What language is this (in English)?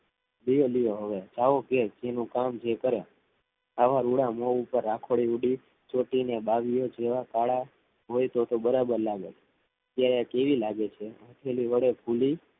Gujarati